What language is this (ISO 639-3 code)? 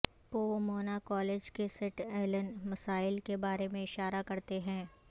urd